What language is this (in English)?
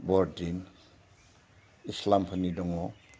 Bodo